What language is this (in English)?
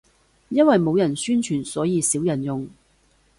Cantonese